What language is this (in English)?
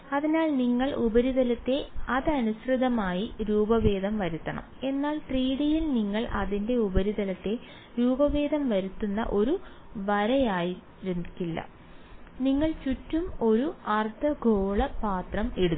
Malayalam